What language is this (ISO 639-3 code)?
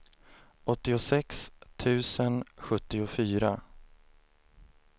swe